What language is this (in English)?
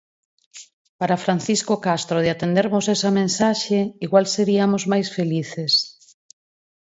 Galician